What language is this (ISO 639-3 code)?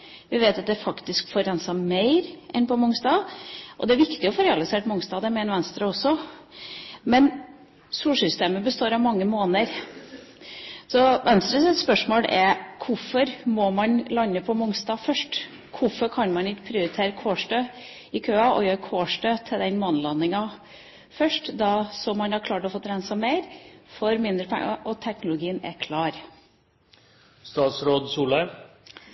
nob